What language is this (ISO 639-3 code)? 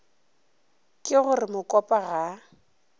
nso